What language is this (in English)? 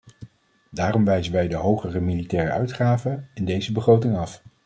Dutch